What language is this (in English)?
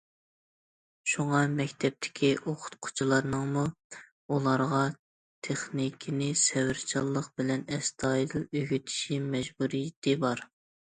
Uyghur